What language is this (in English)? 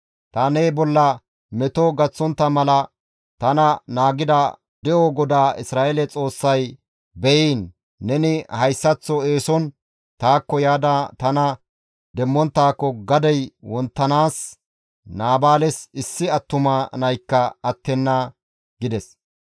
Gamo